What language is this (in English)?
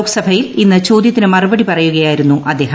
Malayalam